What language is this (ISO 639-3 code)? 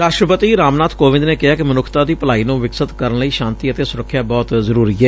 pan